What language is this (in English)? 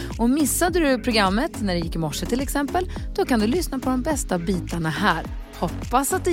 Swedish